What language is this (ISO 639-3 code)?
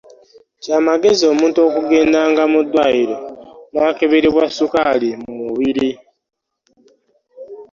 lug